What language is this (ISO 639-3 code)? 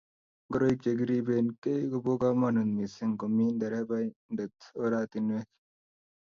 kln